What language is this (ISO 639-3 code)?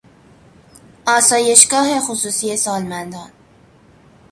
fas